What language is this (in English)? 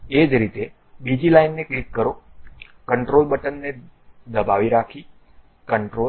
Gujarati